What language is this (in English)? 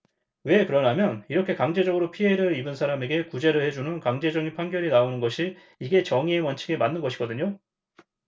Korean